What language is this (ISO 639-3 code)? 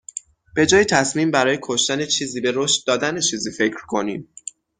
fas